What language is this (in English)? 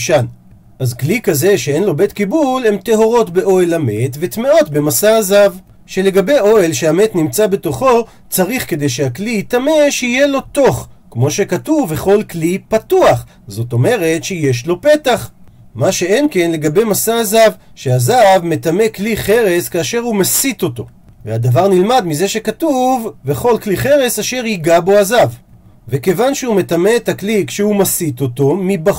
Hebrew